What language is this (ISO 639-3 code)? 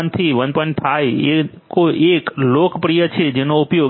guj